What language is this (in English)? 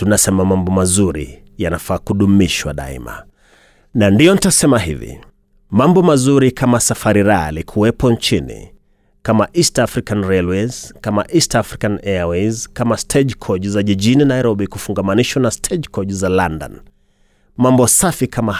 Swahili